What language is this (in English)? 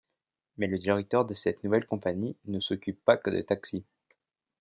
French